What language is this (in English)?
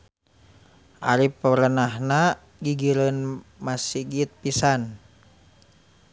Sundanese